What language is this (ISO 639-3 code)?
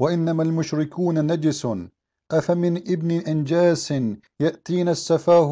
ara